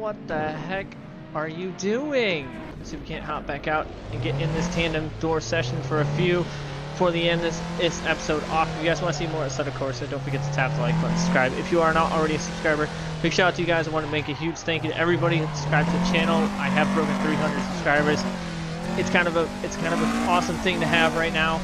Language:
English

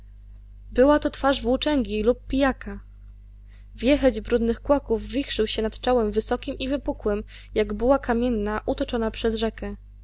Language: Polish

